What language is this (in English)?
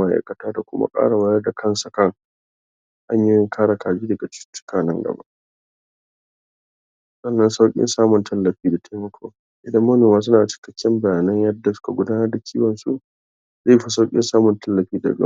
Hausa